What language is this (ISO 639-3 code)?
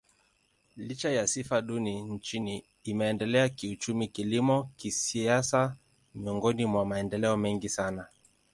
swa